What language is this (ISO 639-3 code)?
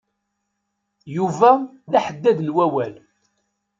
kab